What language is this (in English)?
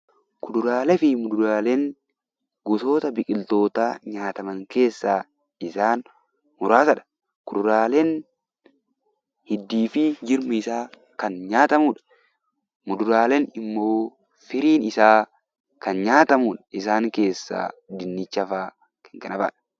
Oromo